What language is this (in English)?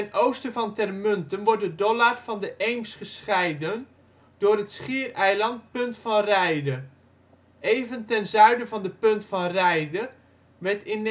Dutch